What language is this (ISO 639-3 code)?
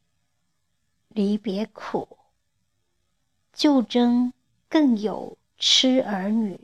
zho